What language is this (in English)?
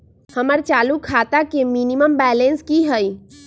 Magahi